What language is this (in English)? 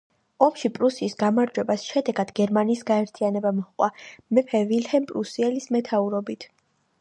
Georgian